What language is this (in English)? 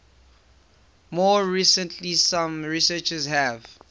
English